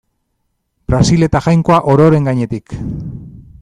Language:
Basque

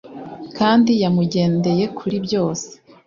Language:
Kinyarwanda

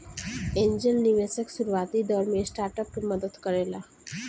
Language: Bhojpuri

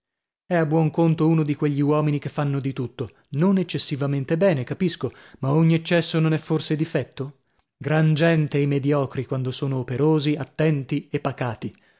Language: Italian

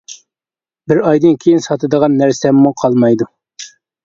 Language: Uyghur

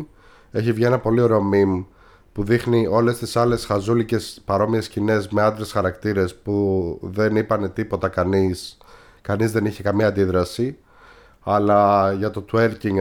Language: Greek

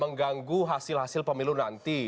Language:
Indonesian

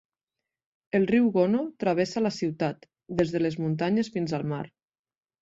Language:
Catalan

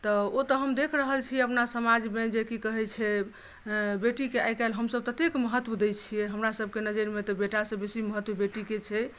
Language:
Maithili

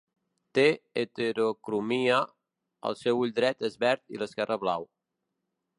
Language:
Catalan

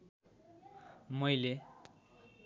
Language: Nepali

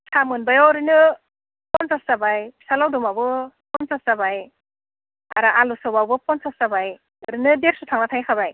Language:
Bodo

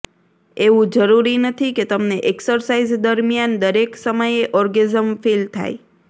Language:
Gujarati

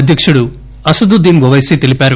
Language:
Telugu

